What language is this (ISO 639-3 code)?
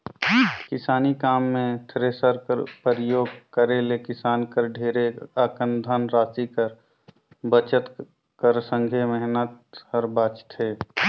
hne